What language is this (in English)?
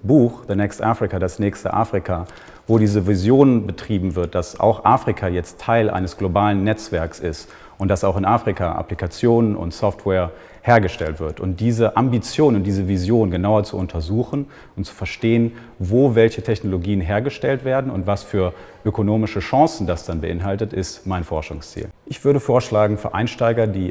German